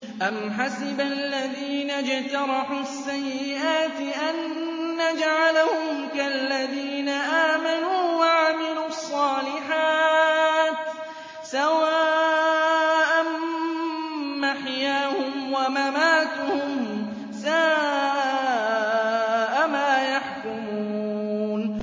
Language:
Arabic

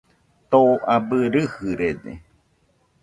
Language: Nüpode Huitoto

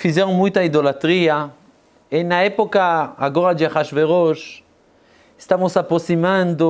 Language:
Portuguese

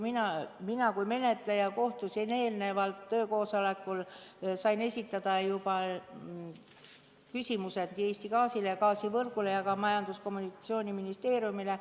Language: Estonian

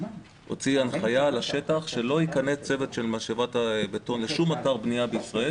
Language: Hebrew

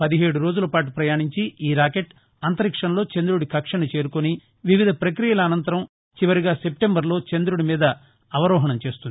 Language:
Telugu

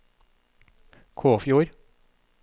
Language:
Norwegian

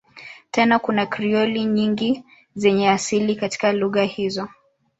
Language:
Swahili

